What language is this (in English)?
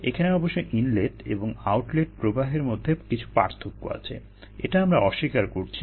Bangla